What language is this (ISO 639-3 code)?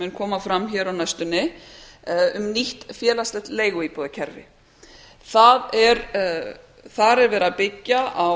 isl